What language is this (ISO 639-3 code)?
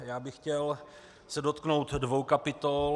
ces